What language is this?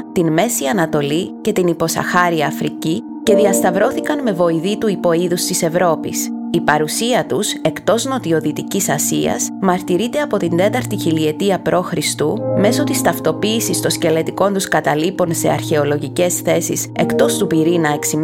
Greek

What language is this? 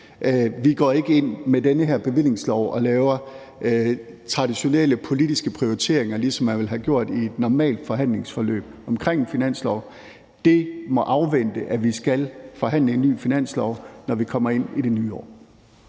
Danish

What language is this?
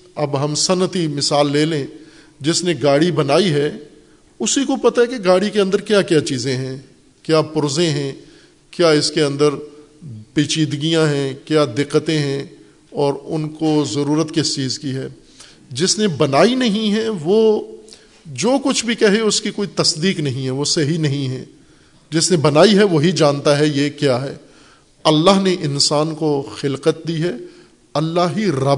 Urdu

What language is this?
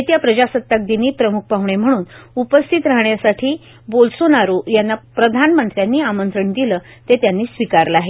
Marathi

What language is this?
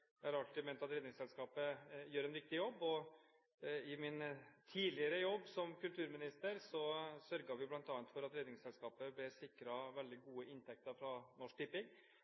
Norwegian Bokmål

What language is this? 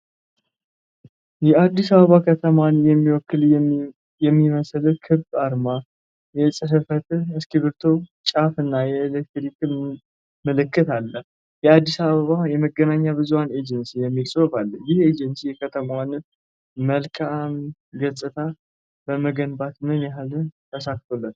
Amharic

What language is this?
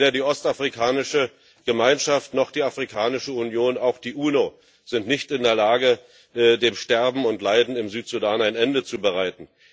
German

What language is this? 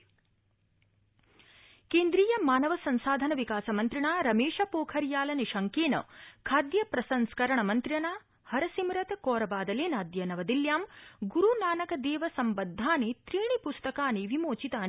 Sanskrit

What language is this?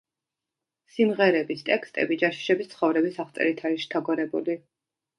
Georgian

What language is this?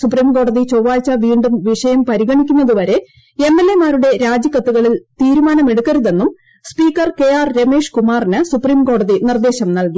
Malayalam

